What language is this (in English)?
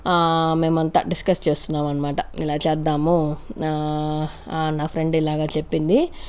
Telugu